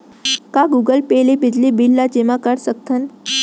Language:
Chhattisgarhi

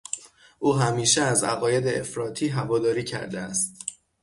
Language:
Persian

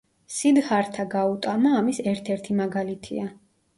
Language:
Georgian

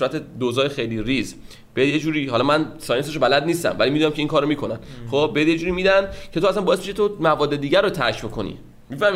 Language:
Persian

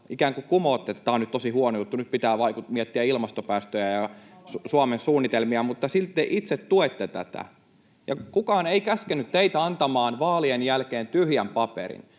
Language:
Finnish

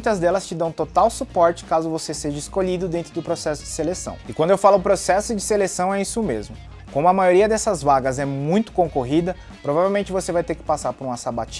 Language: Portuguese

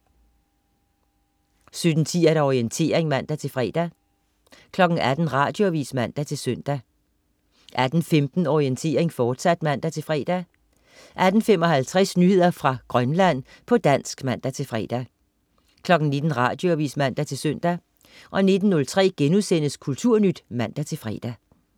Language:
Danish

